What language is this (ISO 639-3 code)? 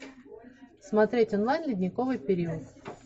rus